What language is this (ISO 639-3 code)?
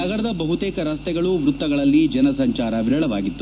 kan